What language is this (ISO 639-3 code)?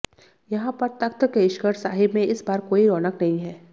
hin